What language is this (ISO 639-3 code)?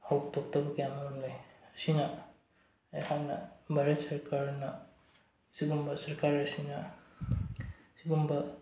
mni